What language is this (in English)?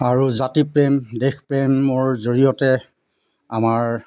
Assamese